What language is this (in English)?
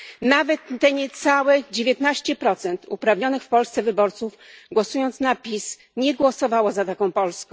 Polish